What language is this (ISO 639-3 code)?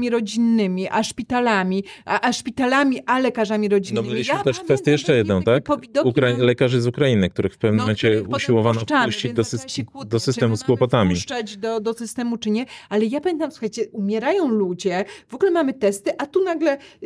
pol